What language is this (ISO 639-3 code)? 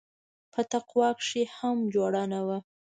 pus